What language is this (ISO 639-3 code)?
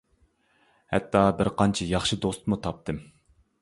uig